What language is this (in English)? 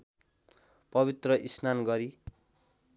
Nepali